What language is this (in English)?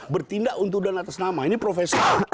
Indonesian